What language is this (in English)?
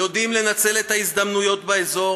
Hebrew